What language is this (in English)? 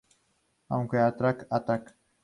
Spanish